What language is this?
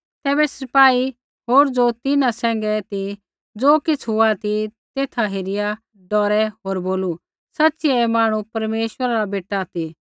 Kullu Pahari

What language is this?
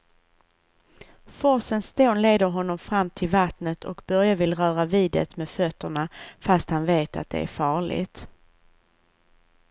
Swedish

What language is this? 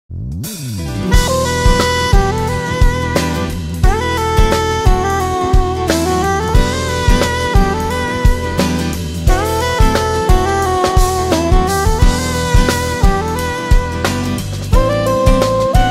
Turkish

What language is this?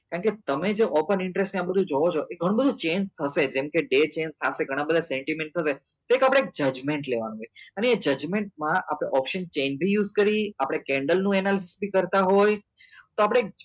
Gujarati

